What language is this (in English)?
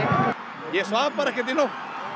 Icelandic